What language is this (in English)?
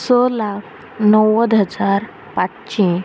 Konkani